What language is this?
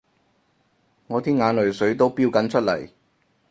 Cantonese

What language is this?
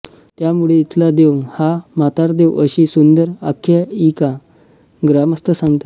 Marathi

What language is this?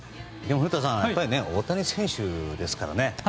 Japanese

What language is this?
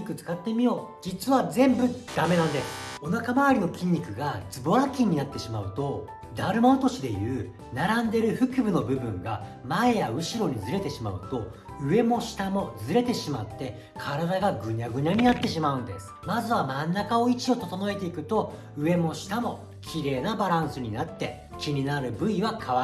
Japanese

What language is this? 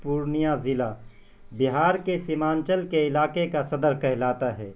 Urdu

